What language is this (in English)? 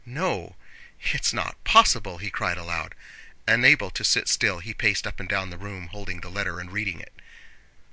English